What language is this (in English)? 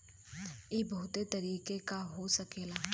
Bhojpuri